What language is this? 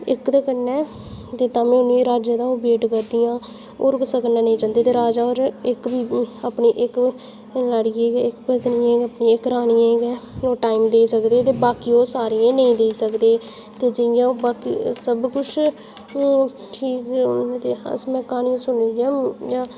Dogri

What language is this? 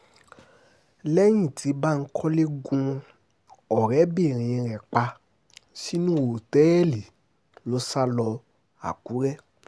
Yoruba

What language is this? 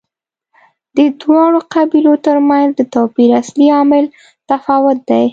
Pashto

